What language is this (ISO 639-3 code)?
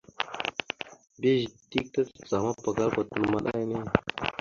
mxu